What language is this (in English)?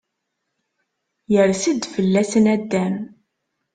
Kabyle